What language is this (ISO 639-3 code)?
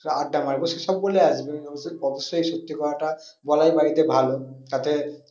ben